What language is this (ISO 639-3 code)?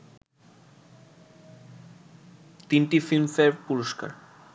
ben